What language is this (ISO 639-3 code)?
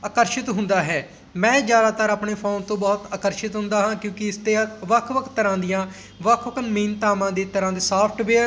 pan